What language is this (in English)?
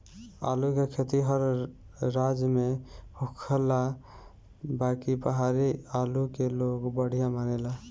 Bhojpuri